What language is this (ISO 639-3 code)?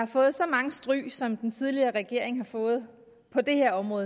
dan